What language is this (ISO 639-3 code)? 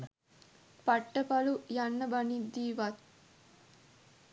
sin